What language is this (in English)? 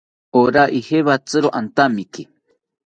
South Ucayali Ashéninka